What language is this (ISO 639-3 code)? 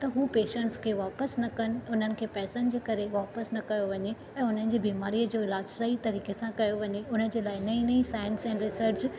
snd